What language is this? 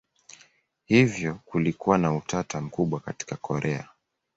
Swahili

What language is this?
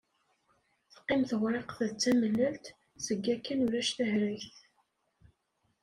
Kabyle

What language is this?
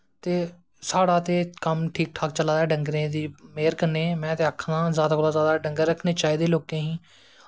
Dogri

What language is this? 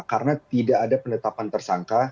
Indonesian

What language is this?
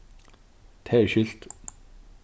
Faroese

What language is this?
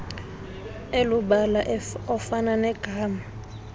Xhosa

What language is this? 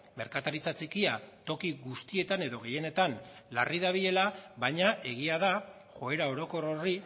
Basque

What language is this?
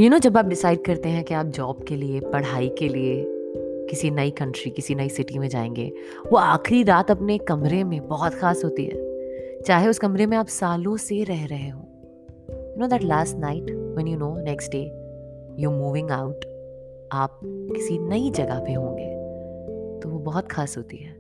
Hindi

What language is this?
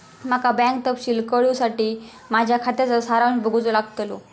Marathi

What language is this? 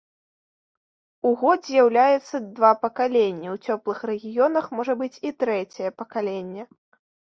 Belarusian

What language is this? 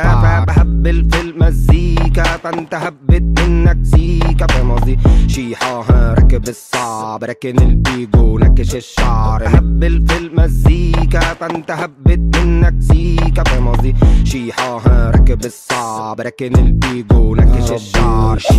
Arabic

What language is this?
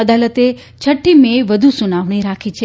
Gujarati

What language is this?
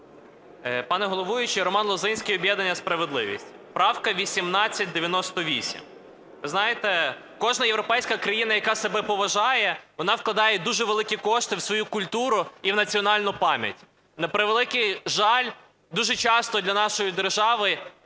Ukrainian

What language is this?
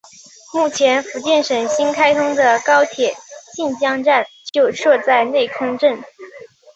Chinese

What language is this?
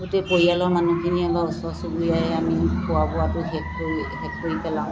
Assamese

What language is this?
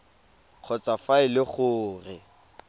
Tswana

